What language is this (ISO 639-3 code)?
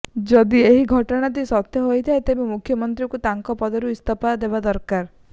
ori